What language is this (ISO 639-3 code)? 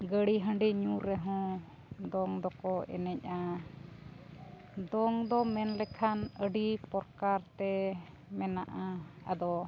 sat